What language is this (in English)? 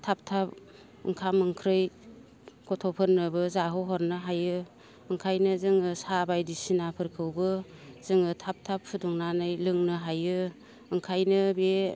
Bodo